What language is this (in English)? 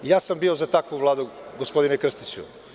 Serbian